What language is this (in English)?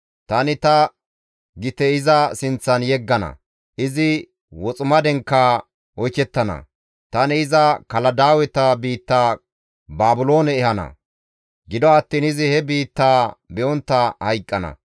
Gamo